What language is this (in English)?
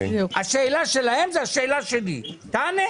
Hebrew